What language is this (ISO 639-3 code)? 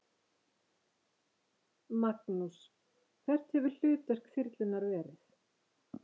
isl